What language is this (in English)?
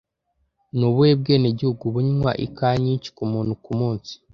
Kinyarwanda